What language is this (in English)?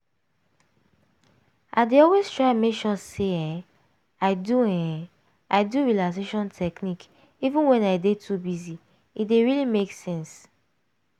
Nigerian Pidgin